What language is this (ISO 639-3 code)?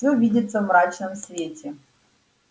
rus